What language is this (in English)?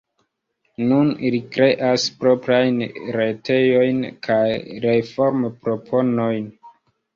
Esperanto